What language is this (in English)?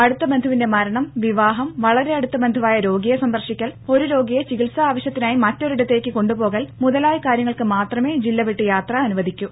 Malayalam